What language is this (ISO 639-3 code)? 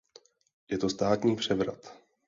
ces